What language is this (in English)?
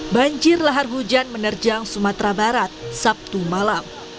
Indonesian